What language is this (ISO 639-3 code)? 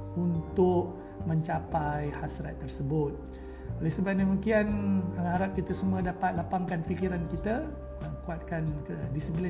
msa